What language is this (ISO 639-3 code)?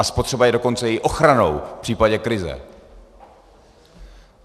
ces